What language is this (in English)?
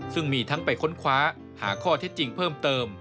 Thai